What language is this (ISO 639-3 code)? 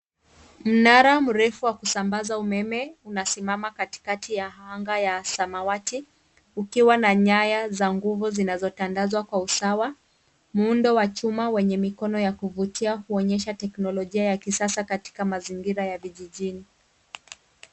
swa